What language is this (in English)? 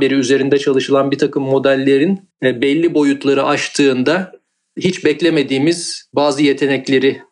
Turkish